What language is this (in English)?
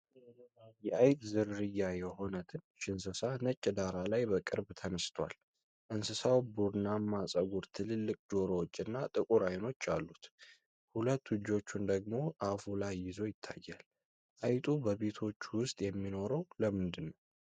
Amharic